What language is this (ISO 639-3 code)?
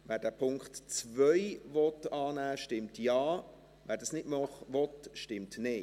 gsw